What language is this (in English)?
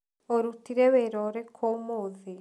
Kikuyu